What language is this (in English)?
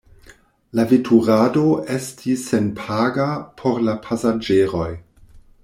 Esperanto